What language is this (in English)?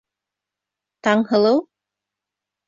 Bashkir